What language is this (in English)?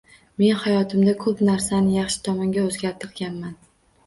Uzbek